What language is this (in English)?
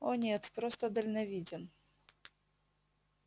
Russian